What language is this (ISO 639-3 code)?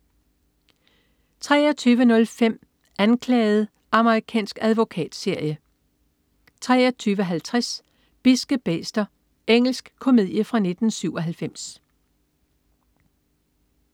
dan